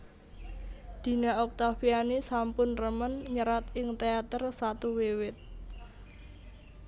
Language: Javanese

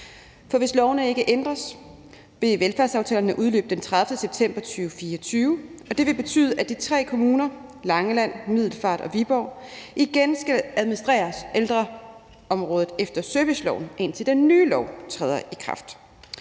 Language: Danish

